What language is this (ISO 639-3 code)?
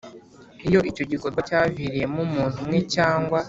kin